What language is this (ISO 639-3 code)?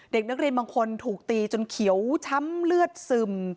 tha